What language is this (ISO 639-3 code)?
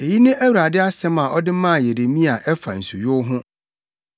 aka